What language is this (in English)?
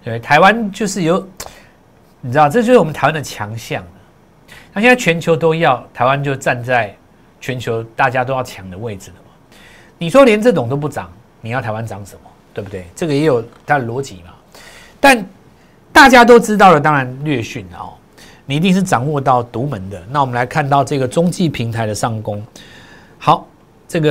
Chinese